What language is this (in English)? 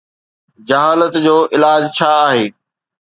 Sindhi